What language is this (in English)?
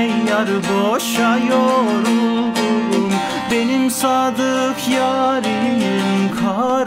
Romanian